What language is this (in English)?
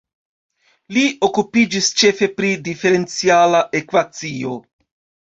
Esperanto